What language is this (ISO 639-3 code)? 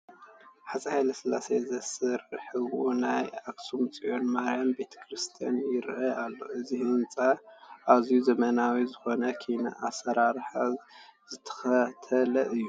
tir